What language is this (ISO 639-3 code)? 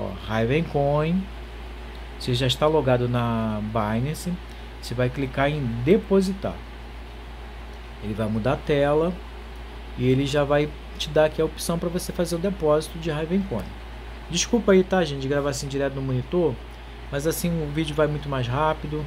por